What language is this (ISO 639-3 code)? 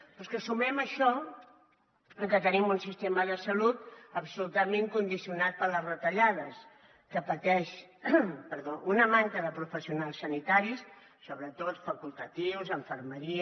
cat